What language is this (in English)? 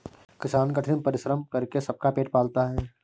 Hindi